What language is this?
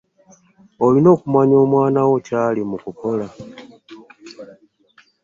Ganda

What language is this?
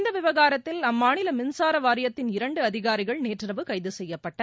Tamil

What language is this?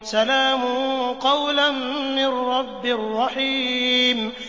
Arabic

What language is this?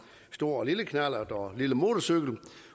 Danish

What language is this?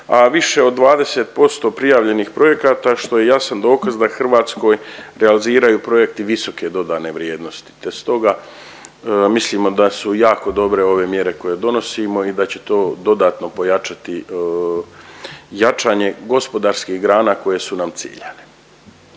Croatian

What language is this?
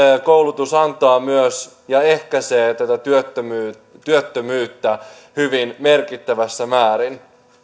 Finnish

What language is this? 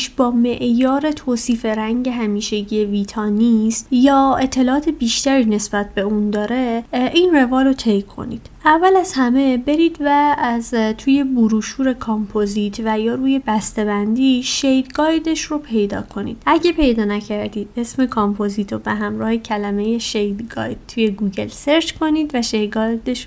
Persian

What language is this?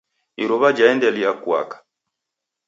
Taita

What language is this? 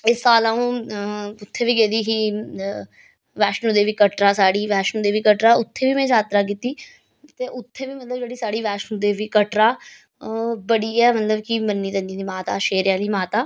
Dogri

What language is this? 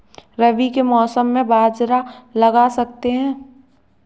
Hindi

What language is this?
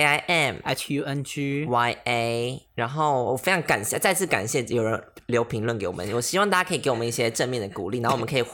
Chinese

